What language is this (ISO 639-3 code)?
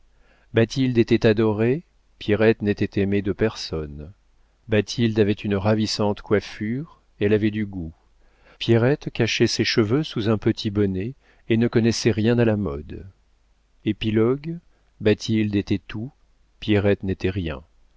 fra